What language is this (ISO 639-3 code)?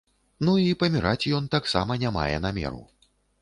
bel